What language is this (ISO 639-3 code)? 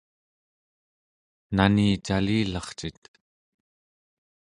esu